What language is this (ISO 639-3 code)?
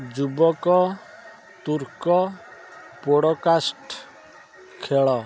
ori